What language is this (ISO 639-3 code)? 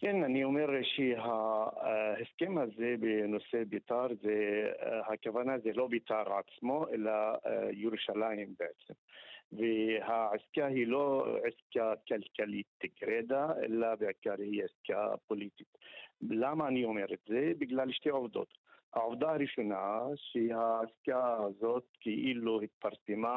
heb